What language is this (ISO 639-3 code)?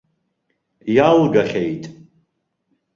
abk